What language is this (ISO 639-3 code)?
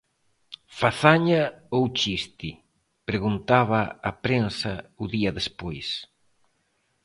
glg